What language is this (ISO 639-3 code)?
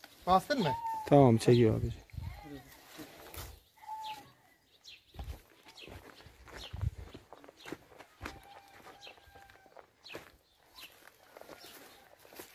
tur